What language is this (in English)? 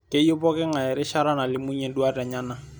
Masai